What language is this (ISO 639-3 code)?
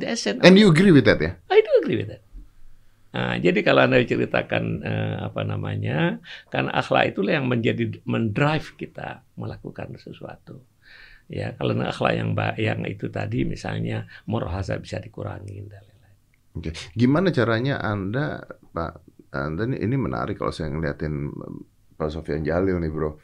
ind